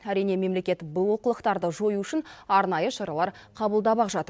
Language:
Kazakh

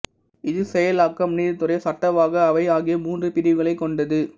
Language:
Tamil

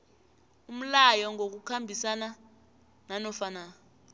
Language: South Ndebele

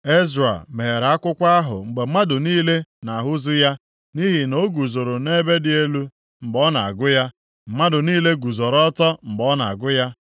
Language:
Igbo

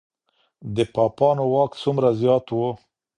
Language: Pashto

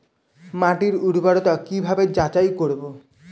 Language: Bangla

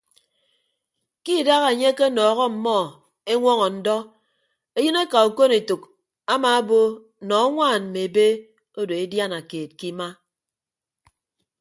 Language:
Ibibio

